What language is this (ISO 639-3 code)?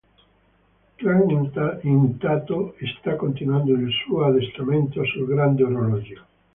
ita